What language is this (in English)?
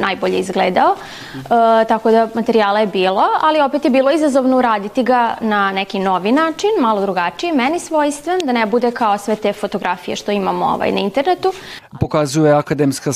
Croatian